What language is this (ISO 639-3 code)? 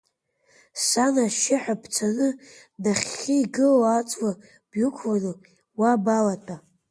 abk